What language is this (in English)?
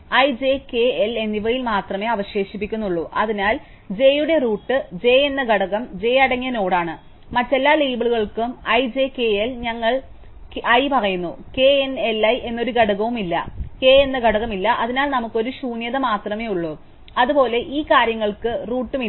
Malayalam